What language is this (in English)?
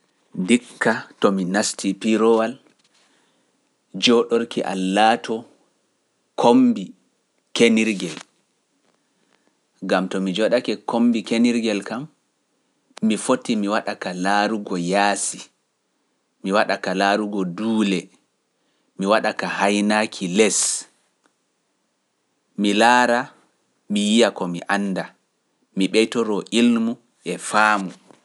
Pular